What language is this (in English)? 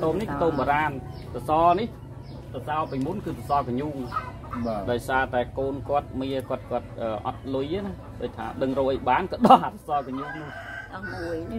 Vietnamese